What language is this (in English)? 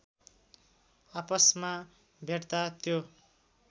Nepali